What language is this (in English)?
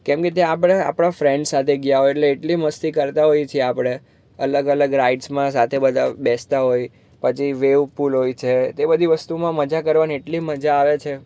Gujarati